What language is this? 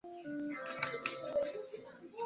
Chinese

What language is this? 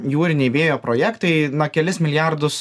Lithuanian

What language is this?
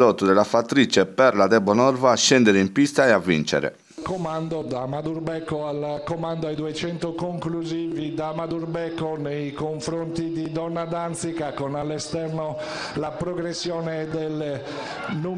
Italian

